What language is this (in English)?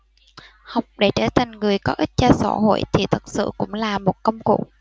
Vietnamese